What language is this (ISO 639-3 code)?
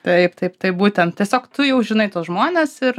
lit